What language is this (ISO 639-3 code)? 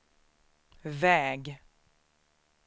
swe